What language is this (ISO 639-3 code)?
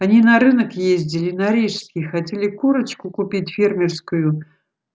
rus